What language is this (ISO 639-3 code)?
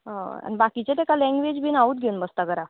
kok